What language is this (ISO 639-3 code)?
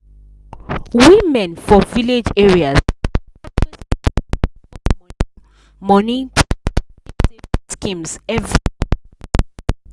pcm